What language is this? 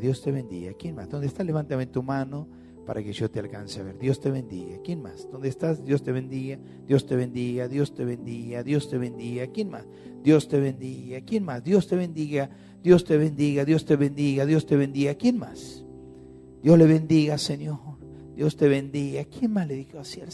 Spanish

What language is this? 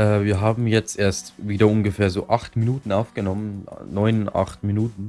German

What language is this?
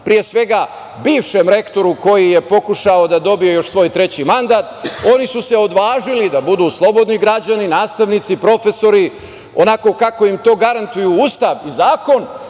Serbian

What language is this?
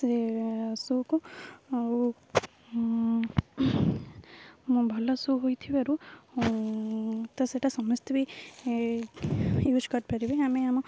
Odia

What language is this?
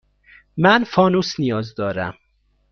Persian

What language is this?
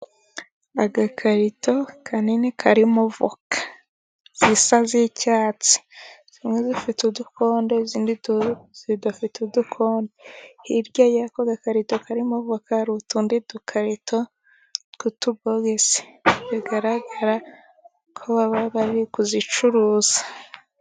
Kinyarwanda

